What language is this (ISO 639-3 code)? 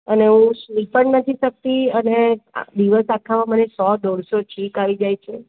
guj